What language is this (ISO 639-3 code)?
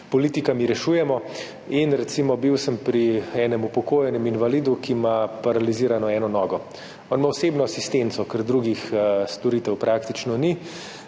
slv